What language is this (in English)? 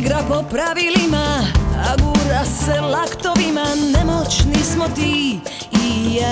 Croatian